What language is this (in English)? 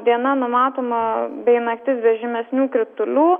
Lithuanian